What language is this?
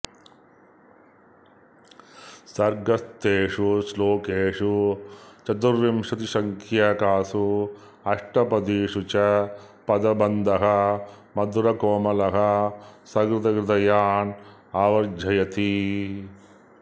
Sanskrit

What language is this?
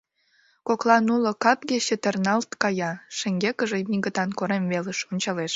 Mari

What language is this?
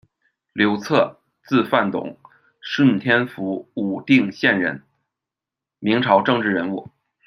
Chinese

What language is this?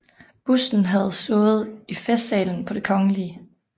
Danish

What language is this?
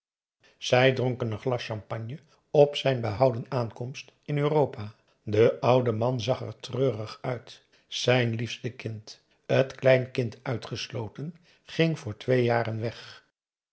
Dutch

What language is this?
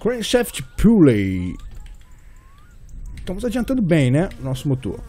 Portuguese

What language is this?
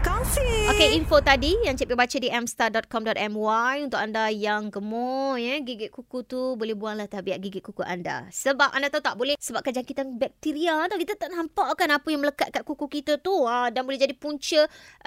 Malay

